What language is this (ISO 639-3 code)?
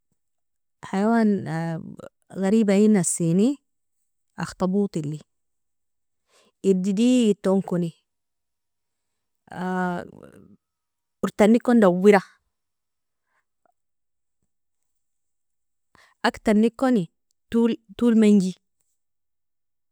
fia